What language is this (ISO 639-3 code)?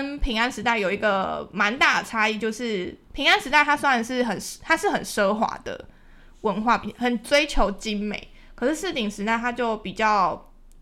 zho